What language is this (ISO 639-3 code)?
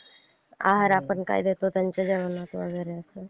mar